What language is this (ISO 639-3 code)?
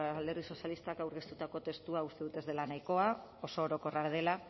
eus